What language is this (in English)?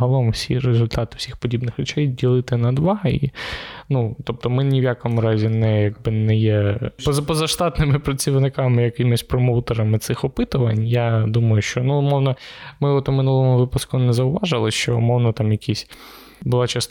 Ukrainian